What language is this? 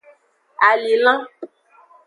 Aja (Benin)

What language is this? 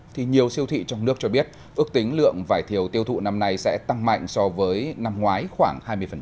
Vietnamese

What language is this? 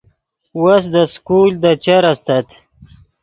Yidgha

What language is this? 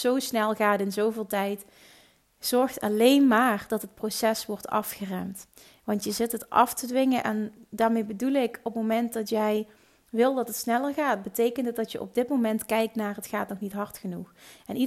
Dutch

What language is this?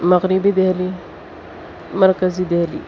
Urdu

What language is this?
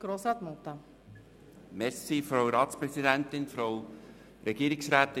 Swiss German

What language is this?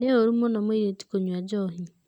Kikuyu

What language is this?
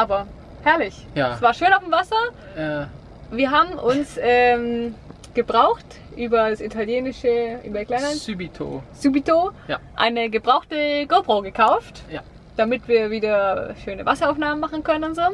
German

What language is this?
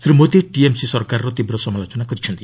Odia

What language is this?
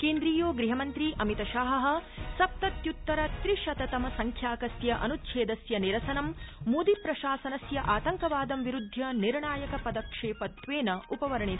Sanskrit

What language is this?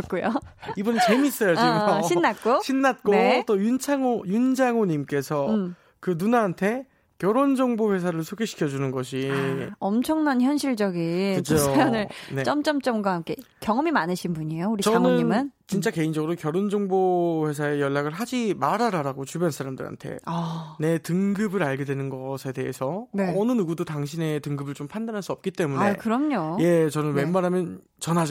Korean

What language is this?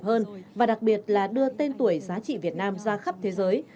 Vietnamese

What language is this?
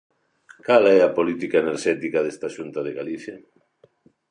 Galician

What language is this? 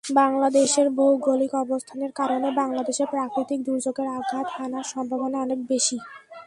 Bangla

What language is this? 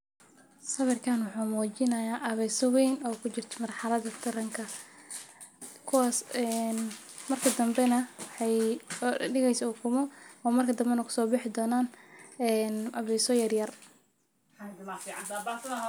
Somali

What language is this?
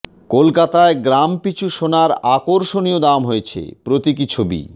Bangla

